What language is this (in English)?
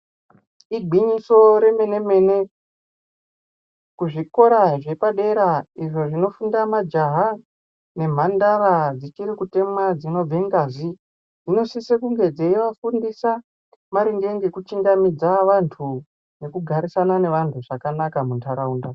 Ndau